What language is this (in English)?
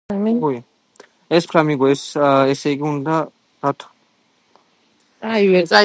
Georgian